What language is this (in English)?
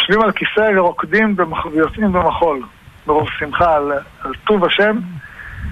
Hebrew